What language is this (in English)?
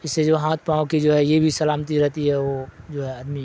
Urdu